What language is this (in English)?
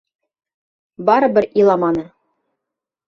Bashkir